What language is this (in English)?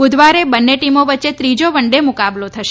Gujarati